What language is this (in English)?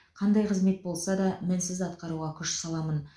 Kazakh